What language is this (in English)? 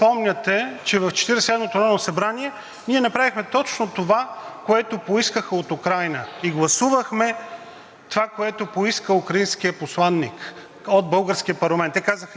Bulgarian